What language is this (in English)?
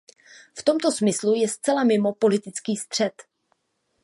Czech